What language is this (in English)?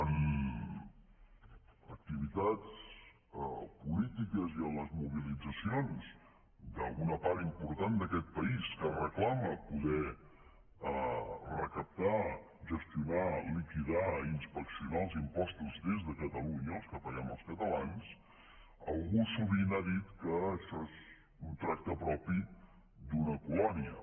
Catalan